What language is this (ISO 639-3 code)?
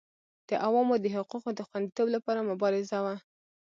pus